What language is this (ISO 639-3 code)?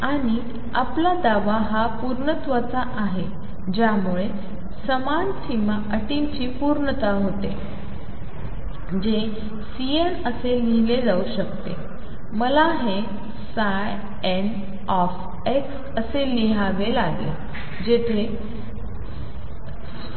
mar